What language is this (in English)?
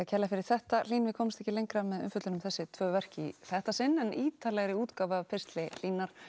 Icelandic